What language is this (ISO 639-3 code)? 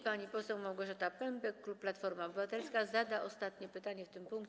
pol